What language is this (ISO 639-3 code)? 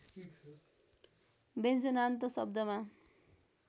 nep